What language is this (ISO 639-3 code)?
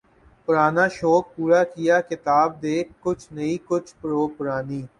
urd